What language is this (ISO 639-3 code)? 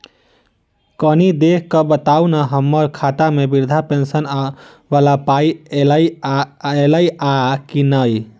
mai